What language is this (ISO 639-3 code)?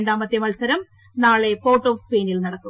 mal